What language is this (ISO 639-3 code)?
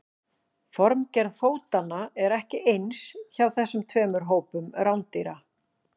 isl